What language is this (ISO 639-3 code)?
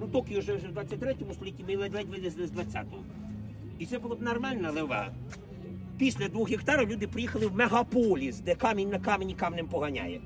ukr